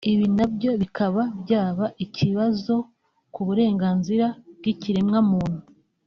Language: Kinyarwanda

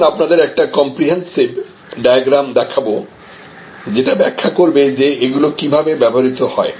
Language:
Bangla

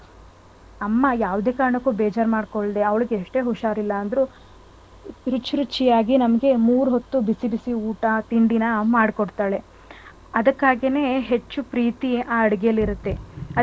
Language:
Kannada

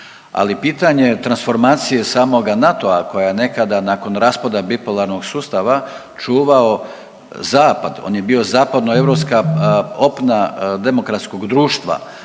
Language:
Croatian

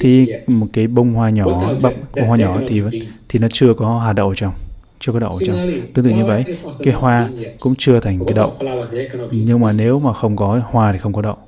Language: Vietnamese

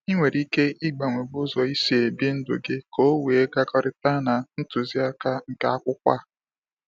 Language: Igbo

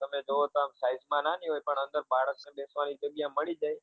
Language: Gujarati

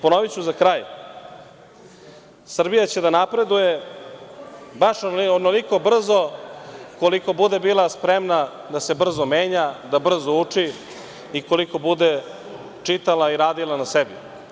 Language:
Serbian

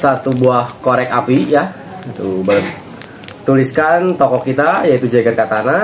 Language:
Indonesian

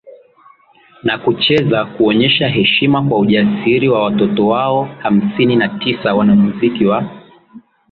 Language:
Swahili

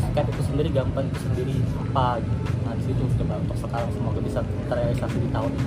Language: Indonesian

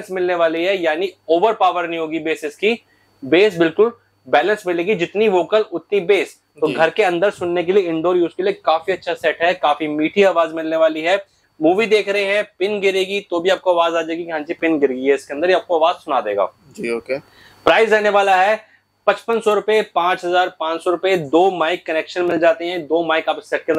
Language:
Hindi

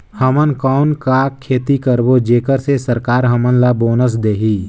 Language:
Chhattisgarhi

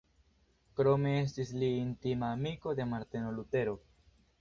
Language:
Esperanto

